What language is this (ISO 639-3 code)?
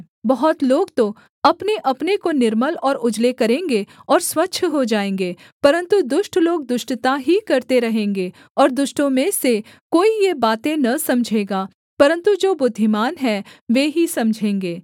hin